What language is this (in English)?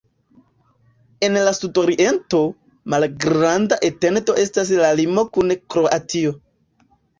Esperanto